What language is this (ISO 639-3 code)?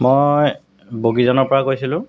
asm